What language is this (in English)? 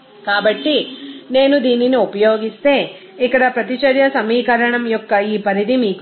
Telugu